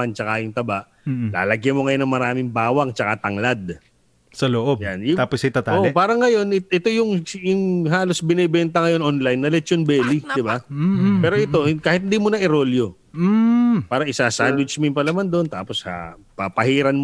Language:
Filipino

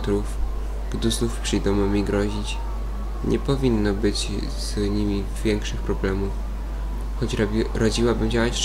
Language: Polish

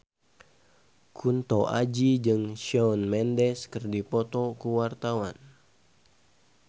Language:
Sundanese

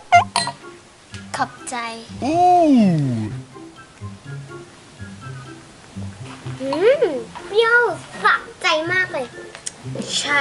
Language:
Thai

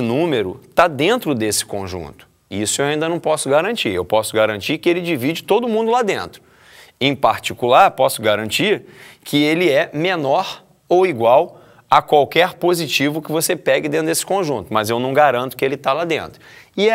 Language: Portuguese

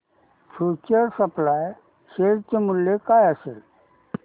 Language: Marathi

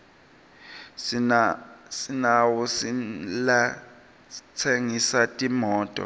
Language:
Swati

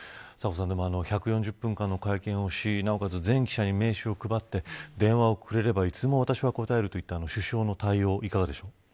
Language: Japanese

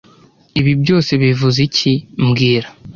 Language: Kinyarwanda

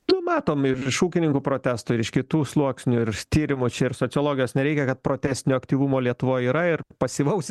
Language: Lithuanian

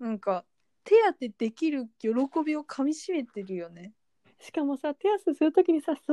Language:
Japanese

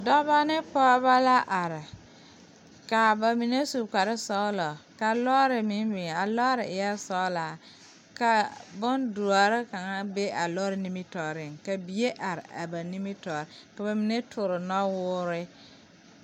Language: Southern Dagaare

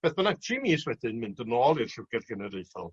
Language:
Welsh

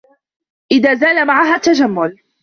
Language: Arabic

